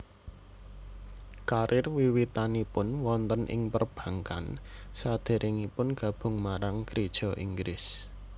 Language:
Javanese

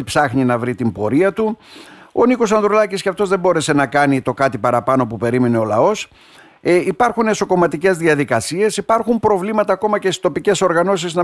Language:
Greek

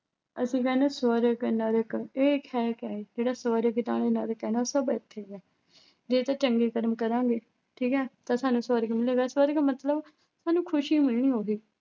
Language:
Punjabi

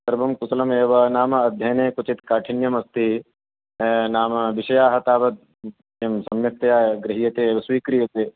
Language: Sanskrit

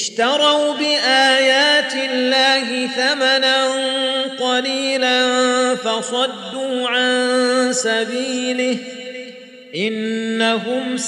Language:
Arabic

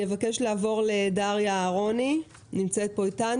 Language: Hebrew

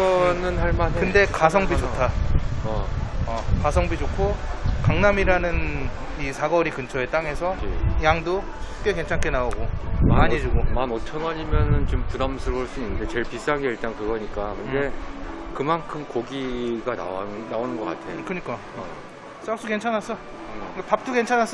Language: Korean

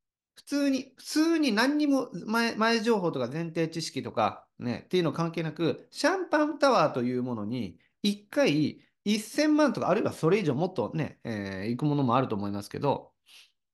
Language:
Japanese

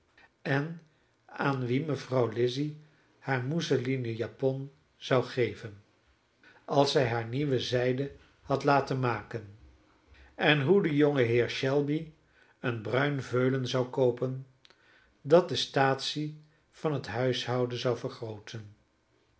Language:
Dutch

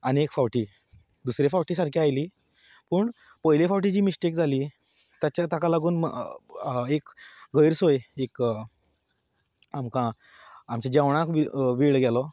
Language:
Konkani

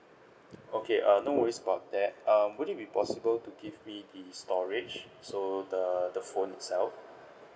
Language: English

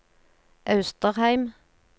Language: Norwegian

